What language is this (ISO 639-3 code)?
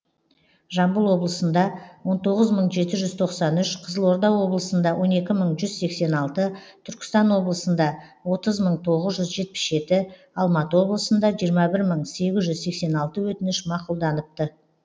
kaz